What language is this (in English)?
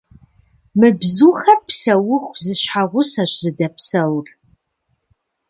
Kabardian